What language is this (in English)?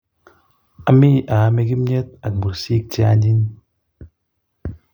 Kalenjin